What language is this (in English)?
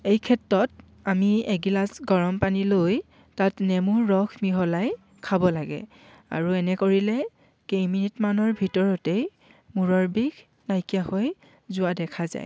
Assamese